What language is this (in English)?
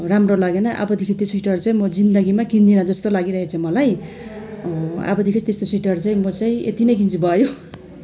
Nepali